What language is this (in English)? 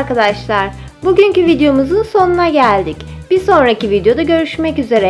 Turkish